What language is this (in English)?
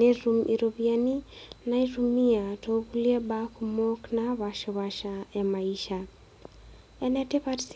Masai